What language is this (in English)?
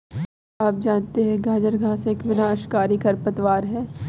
Hindi